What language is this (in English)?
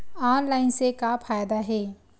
Chhattisgarhi